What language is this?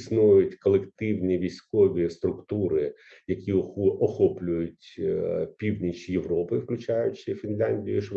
Ukrainian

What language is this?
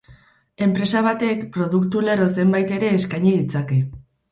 Basque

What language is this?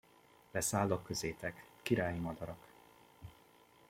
Hungarian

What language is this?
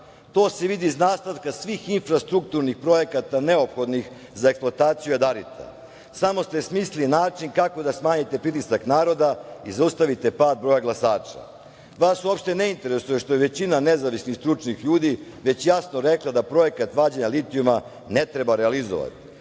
Serbian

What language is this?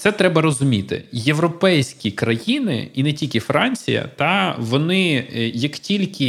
Ukrainian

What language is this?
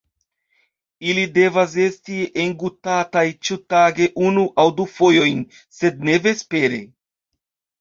Esperanto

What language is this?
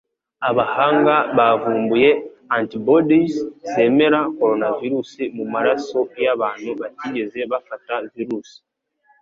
Kinyarwanda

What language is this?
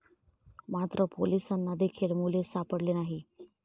Marathi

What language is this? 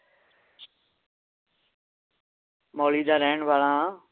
Punjabi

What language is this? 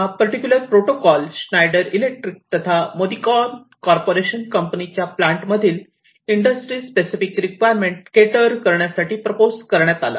Marathi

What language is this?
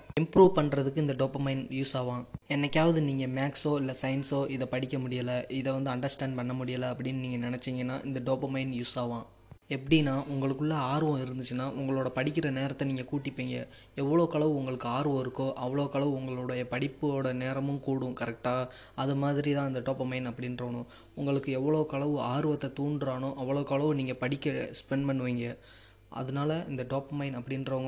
Tamil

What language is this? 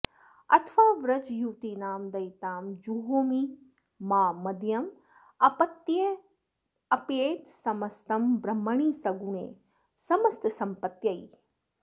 Sanskrit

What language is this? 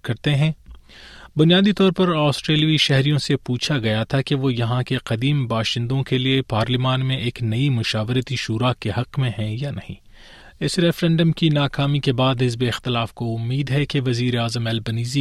Urdu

